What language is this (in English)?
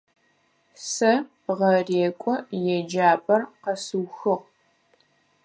Adyghe